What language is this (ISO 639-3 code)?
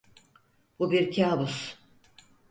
tur